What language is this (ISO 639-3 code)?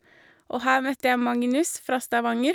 nor